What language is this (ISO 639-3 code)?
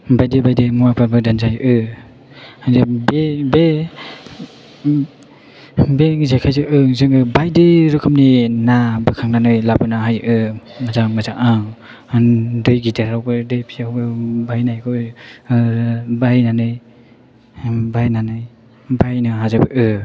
brx